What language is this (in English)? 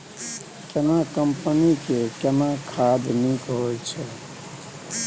Maithili